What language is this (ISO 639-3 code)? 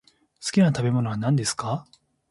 jpn